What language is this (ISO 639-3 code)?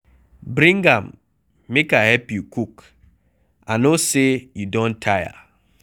pcm